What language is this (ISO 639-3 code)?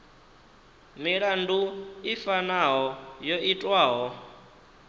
ven